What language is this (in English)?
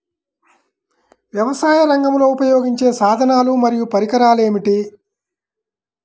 Telugu